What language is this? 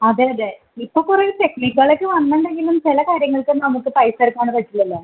Malayalam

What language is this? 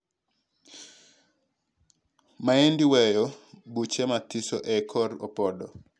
Luo (Kenya and Tanzania)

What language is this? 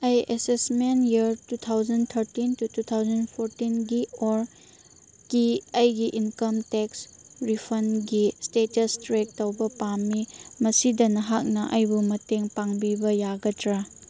Manipuri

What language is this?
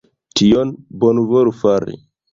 Esperanto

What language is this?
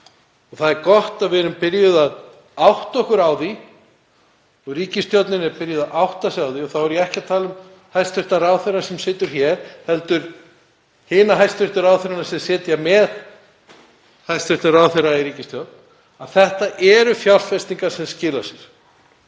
Icelandic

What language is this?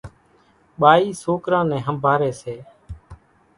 Kachi Koli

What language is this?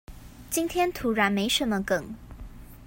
Chinese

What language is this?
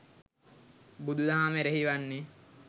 Sinhala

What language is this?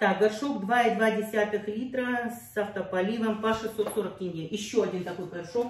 Russian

